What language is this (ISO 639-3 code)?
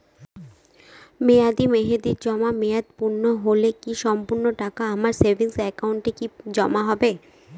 ben